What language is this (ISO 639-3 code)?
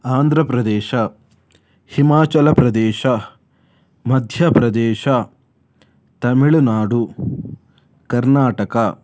kan